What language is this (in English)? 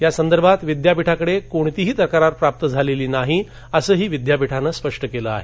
Marathi